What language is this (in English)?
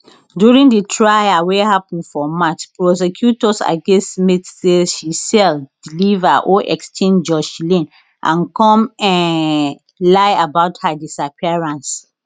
Nigerian Pidgin